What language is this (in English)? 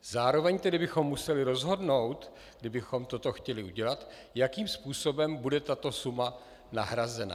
Czech